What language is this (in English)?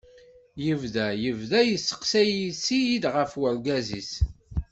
Kabyle